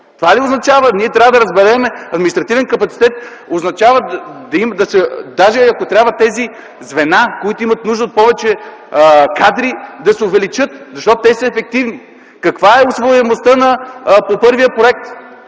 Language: Bulgarian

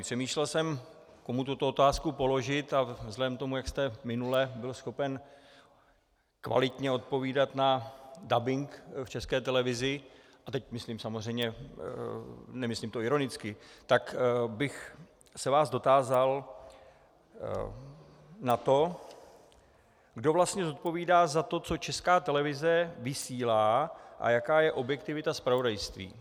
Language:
Czech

